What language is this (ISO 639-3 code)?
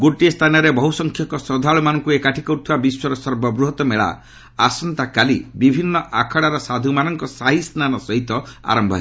ori